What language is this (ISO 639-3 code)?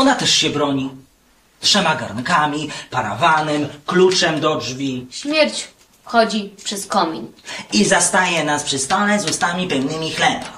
pol